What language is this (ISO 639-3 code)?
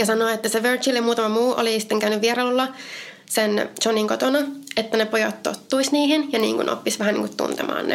fin